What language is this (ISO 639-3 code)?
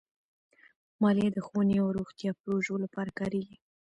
pus